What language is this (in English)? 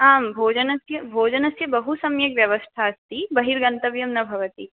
Sanskrit